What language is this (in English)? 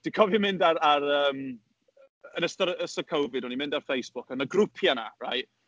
Welsh